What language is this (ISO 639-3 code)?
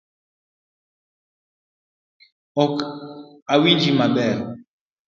luo